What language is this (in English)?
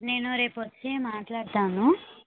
Telugu